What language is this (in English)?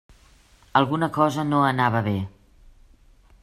Catalan